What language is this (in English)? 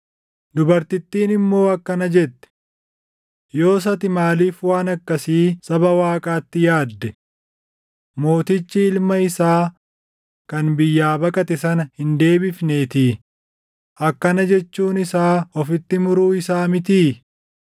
Oromo